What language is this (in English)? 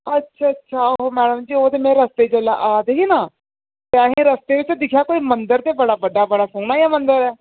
Dogri